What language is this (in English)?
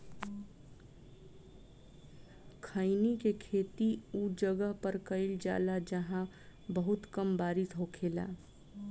Bhojpuri